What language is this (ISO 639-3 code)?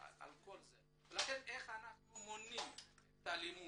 heb